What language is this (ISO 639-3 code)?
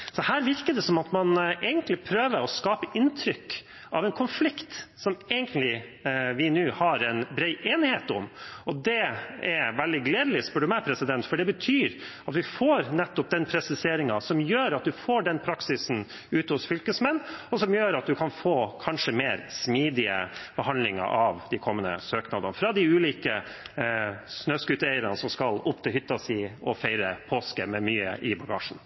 nob